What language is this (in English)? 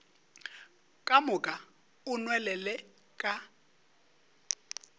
Northern Sotho